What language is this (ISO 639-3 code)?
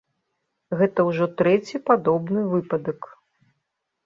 bel